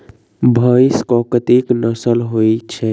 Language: Maithili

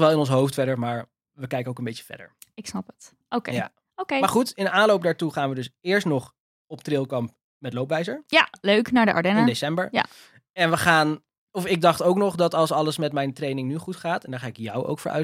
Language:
Dutch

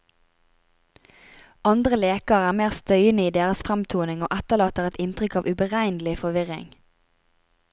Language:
Norwegian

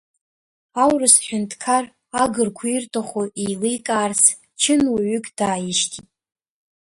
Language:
Abkhazian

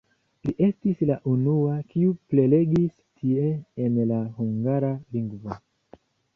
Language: Esperanto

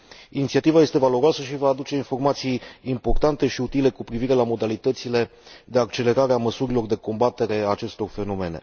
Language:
Romanian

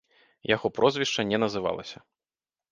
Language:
Belarusian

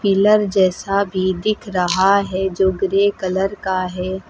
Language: Hindi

